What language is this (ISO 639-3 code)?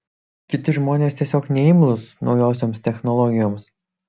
lit